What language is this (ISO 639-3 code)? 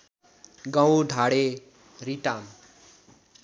nep